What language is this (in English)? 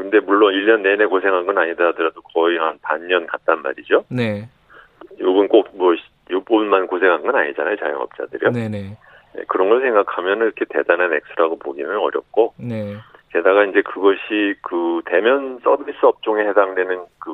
Korean